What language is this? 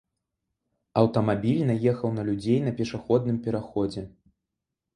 Belarusian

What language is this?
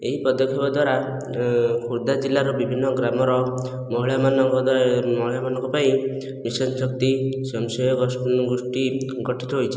Odia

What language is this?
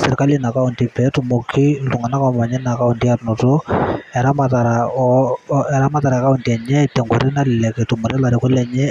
Masai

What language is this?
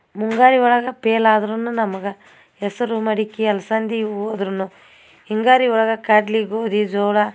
Kannada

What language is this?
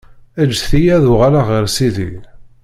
Kabyle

